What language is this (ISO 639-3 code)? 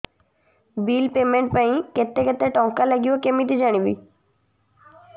ori